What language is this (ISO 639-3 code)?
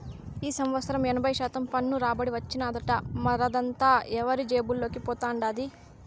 tel